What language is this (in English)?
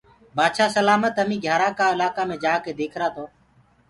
Gurgula